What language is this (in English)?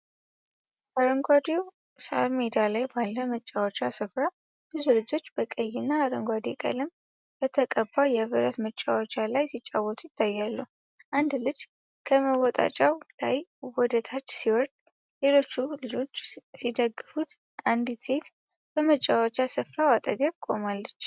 Amharic